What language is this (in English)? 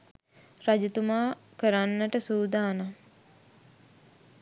Sinhala